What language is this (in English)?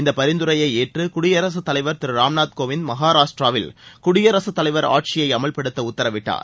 Tamil